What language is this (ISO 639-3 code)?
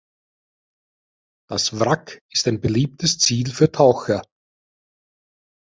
deu